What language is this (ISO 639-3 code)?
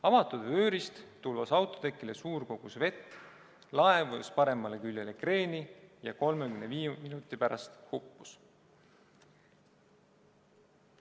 est